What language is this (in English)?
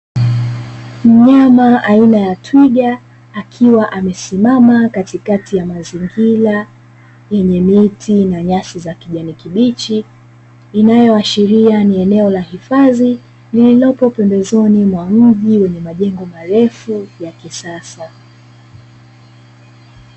Swahili